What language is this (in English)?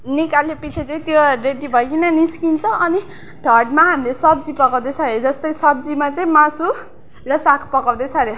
Nepali